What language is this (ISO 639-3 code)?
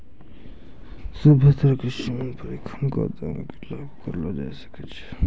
mai